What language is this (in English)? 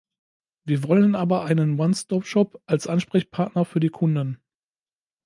German